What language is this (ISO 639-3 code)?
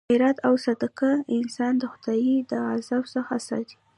pus